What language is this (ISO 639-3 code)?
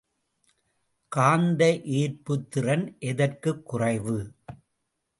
tam